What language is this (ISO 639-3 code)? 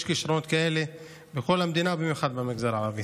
heb